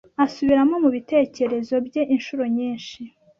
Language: Kinyarwanda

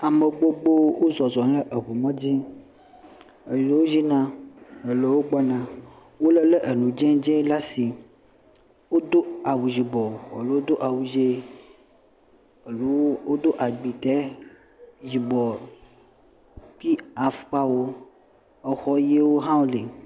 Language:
Ewe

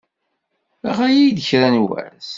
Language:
Kabyle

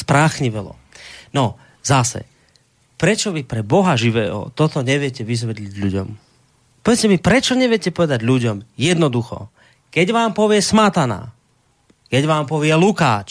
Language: Slovak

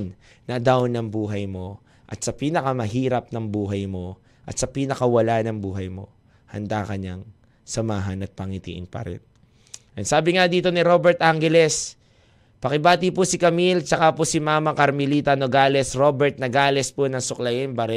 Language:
Filipino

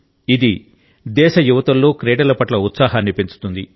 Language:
Telugu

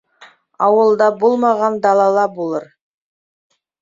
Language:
Bashkir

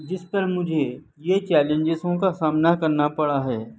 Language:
Urdu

